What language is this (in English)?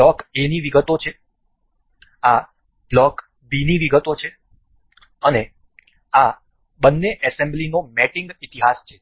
Gujarati